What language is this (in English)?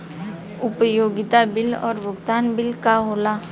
Bhojpuri